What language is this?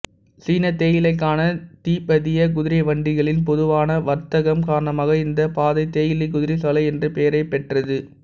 Tamil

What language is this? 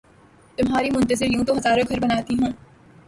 Urdu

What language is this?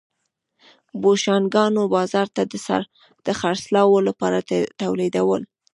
Pashto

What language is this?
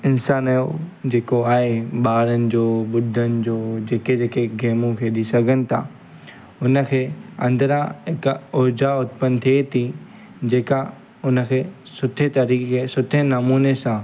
Sindhi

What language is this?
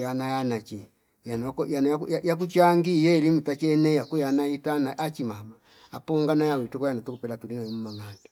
Fipa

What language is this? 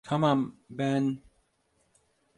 Turkish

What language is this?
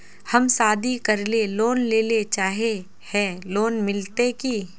Magahi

